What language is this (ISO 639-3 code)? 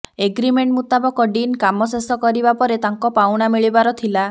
ori